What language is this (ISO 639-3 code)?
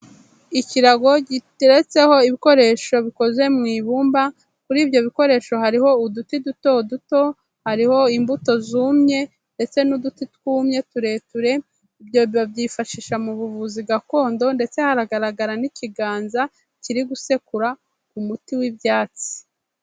kin